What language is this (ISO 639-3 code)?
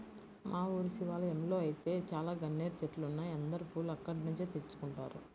tel